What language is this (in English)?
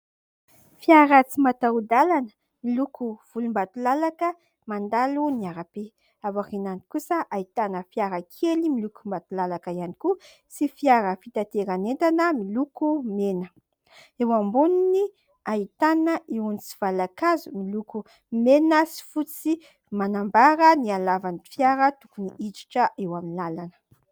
Malagasy